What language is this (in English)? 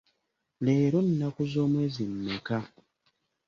Ganda